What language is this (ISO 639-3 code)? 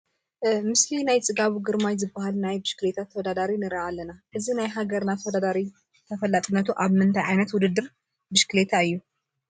tir